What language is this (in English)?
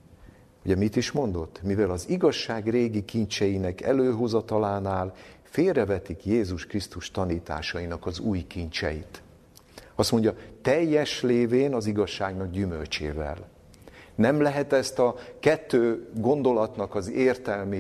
Hungarian